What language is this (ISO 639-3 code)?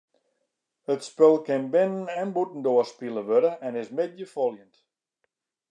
fry